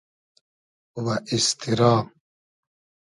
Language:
Hazaragi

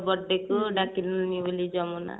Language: Odia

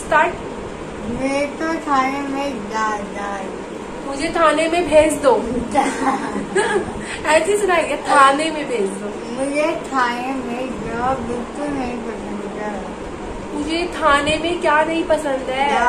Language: Hindi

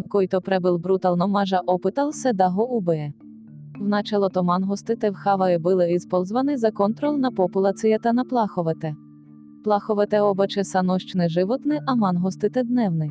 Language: Bulgarian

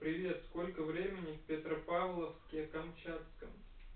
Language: Russian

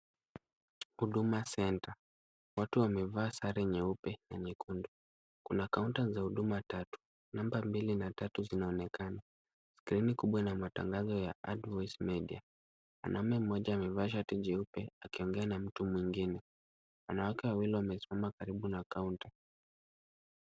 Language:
Swahili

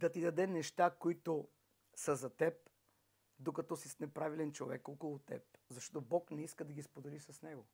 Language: Bulgarian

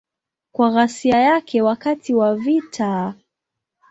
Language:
Swahili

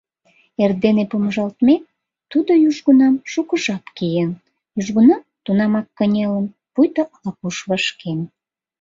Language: Mari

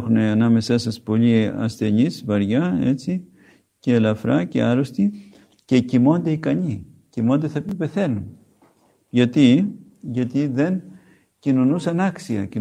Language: Greek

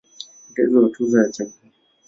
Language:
Swahili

